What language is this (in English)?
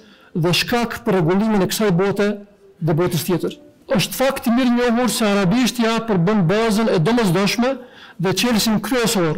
Romanian